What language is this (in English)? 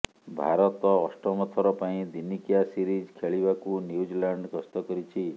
Odia